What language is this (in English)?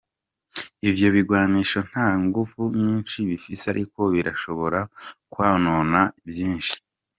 Kinyarwanda